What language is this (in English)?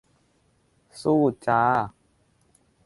Thai